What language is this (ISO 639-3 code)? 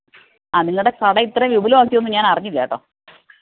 mal